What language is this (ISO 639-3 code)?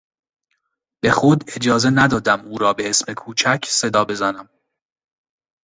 fas